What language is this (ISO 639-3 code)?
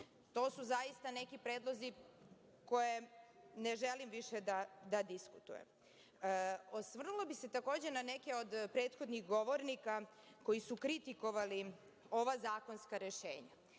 srp